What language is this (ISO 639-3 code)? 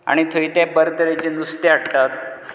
kok